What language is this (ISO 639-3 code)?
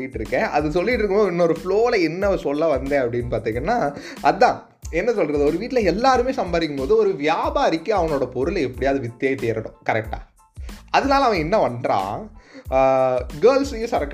tam